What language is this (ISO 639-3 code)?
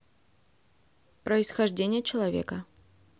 rus